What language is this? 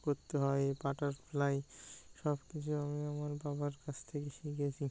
Bangla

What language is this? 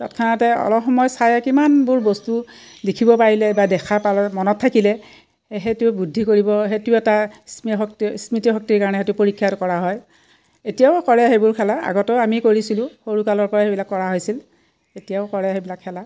Assamese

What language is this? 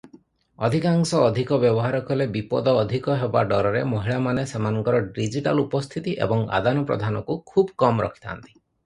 Odia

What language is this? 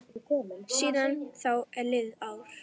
Icelandic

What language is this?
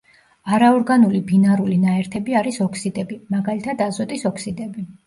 Georgian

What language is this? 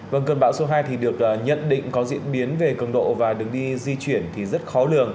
Vietnamese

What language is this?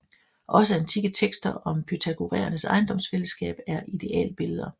Danish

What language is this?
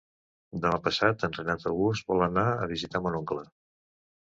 Catalan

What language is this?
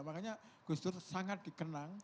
Indonesian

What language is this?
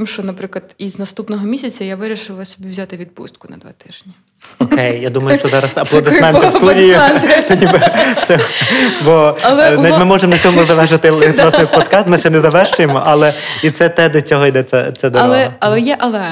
Ukrainian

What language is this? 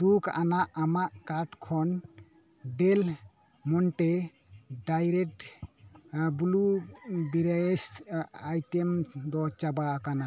Santali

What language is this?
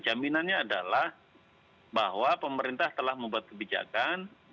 Indonesian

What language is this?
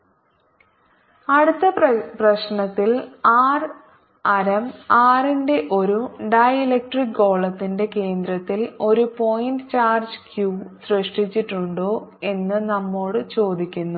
Malayalam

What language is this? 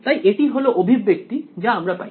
Bangla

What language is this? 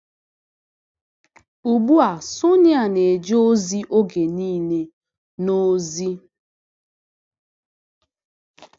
Igbo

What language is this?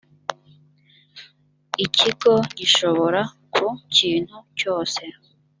Kinyarwanda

